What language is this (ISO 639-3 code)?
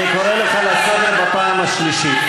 heb